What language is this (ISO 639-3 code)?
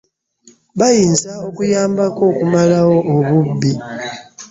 lug